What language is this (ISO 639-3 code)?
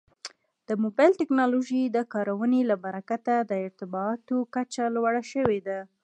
pus